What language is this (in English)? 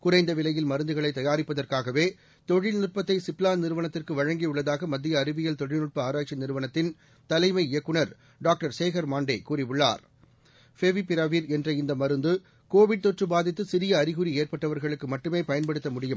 Tamil